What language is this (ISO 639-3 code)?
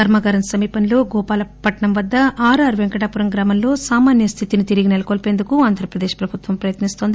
tel